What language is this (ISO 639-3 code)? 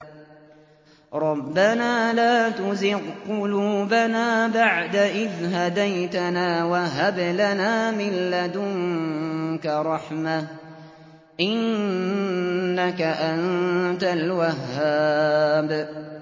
ara